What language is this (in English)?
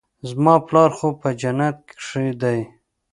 Pashto